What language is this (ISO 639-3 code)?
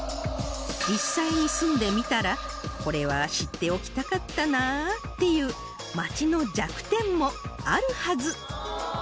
jpn